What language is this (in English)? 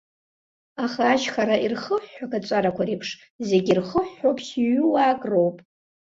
Abkhazian